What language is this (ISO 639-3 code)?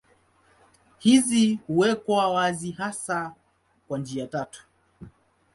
swa